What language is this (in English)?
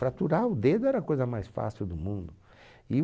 Portuguese